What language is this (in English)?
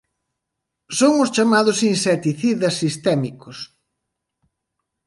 Galician